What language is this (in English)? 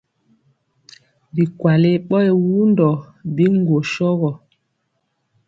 Mpiemo